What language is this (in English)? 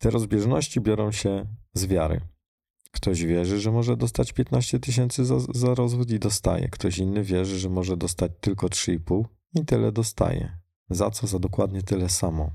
Polish